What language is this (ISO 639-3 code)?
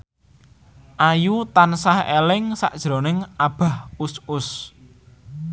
jav